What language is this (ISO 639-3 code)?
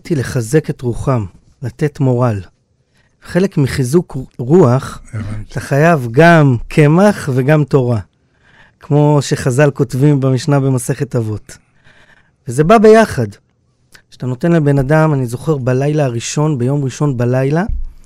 heb